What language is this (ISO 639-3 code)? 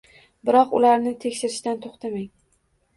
uzb